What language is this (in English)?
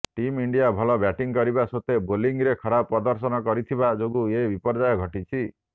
Odia